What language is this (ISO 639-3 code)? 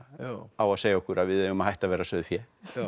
isl